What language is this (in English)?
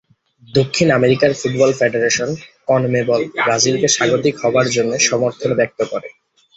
Bangla